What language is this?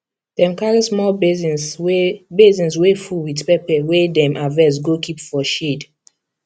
Nigerian Pidgin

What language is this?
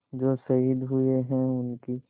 Hindi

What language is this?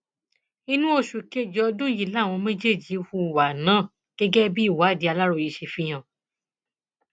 Yoruba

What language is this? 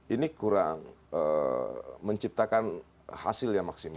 Indonesian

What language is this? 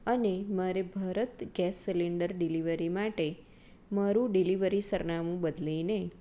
Gujarati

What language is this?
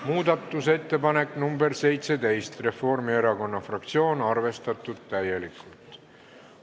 Estonian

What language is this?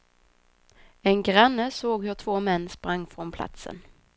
Swedish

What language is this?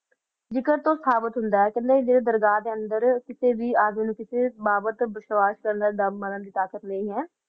Punjabi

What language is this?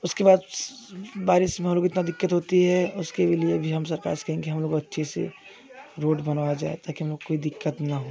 Hindi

